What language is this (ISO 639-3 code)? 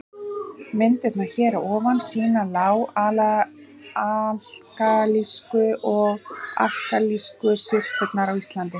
isl